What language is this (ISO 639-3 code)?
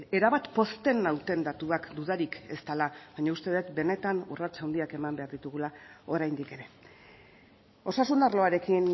eus